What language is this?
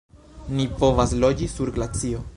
Esperanto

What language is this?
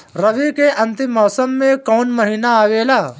Bhojpuri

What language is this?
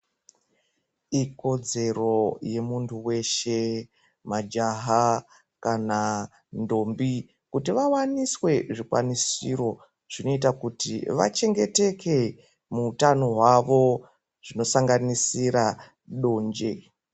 Ndau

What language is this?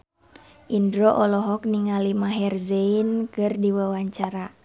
Sundanese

